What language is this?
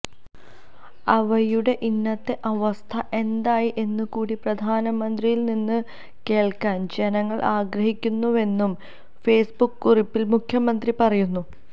Malayalam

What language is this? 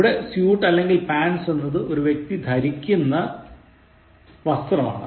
Malayalam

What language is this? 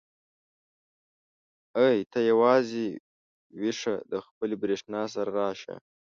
Pashto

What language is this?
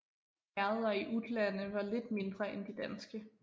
Danish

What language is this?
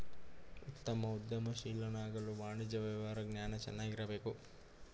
Kannada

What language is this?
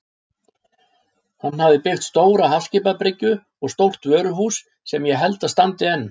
Icelandic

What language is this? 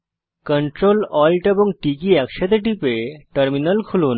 Bangla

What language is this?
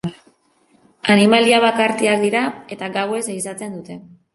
Basque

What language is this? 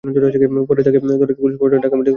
Bangla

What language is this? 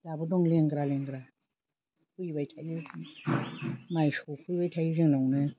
Bodo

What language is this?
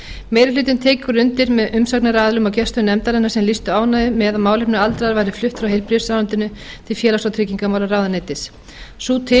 Icelandic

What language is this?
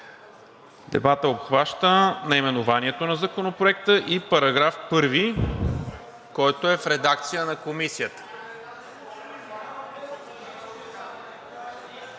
Bulgarian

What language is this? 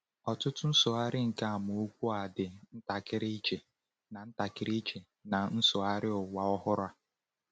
Igbo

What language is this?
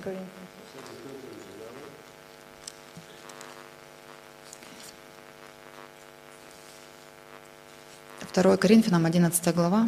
Russian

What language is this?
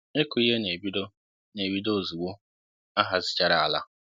Igbo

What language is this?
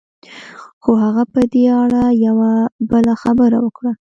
Pashto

